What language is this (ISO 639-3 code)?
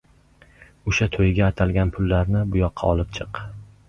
uzb